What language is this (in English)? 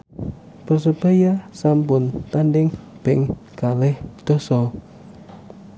Javanese